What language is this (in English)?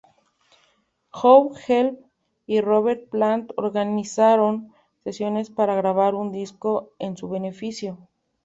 Spanish